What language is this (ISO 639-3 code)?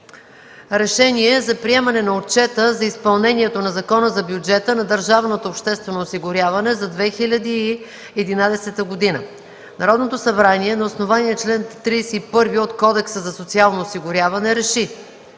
bul